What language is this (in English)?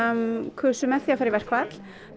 Icelandic